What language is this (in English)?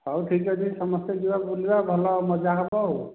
Odia